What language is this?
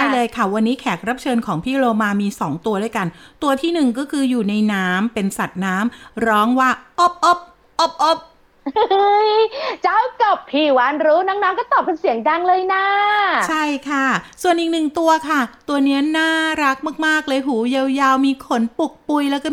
Thai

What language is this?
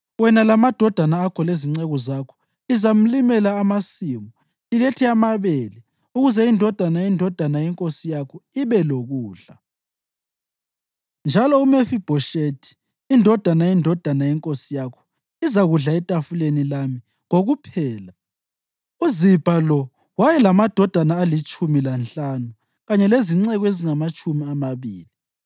North Ndebele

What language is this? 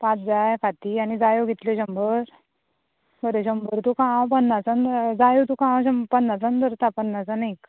Konkani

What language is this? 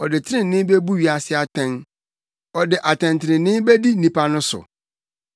Akan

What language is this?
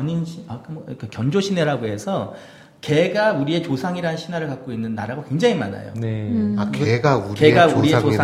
Korean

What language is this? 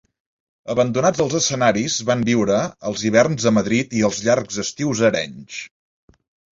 Catalan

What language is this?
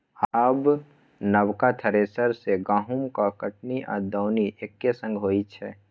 Maithili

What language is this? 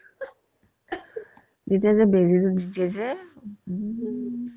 Assamese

